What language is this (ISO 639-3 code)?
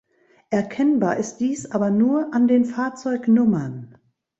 deu